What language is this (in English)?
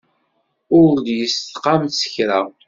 Kabyle